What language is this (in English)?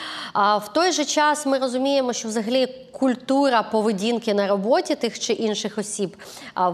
Ukrainian